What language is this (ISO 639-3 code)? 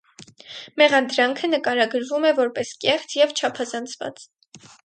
hye